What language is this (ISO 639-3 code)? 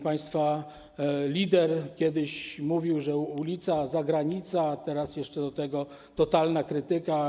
pol